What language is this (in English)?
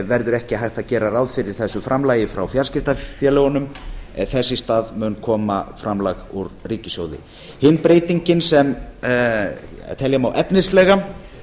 Icelandic